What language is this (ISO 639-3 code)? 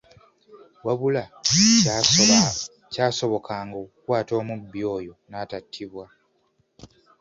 lug